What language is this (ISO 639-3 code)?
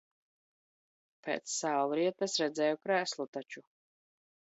lav